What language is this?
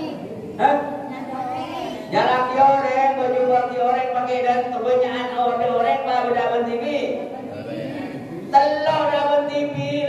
Indonesian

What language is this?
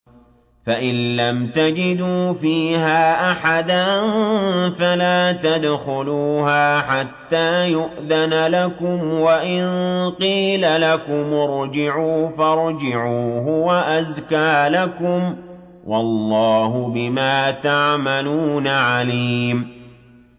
Arabic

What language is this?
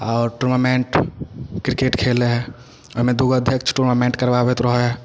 Maithili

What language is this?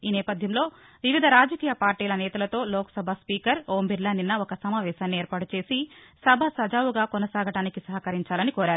Telugu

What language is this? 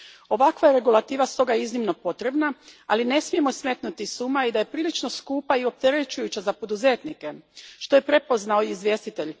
Croatian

